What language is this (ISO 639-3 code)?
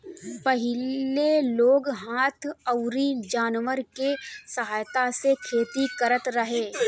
bho